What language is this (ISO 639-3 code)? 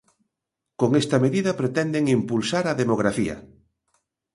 glg